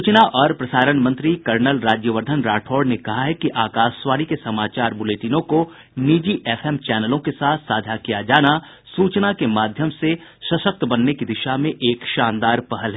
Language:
Hindi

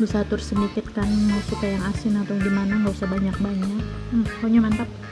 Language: Indonesian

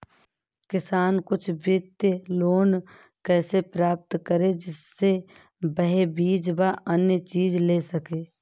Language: Hindi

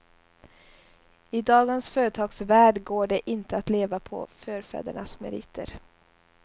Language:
Swedish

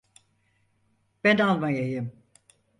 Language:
Turkish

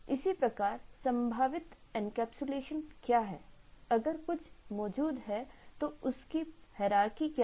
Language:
Hindi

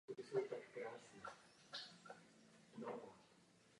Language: Czech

